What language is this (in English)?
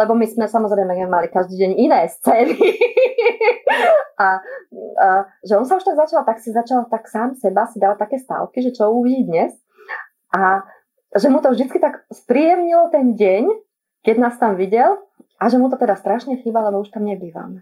Slovak